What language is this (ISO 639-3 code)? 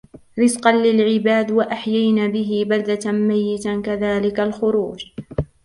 ara